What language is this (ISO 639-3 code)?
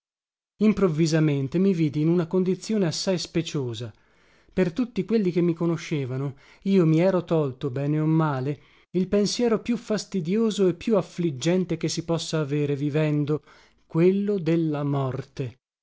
ita